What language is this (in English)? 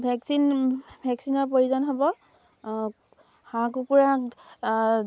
Assamese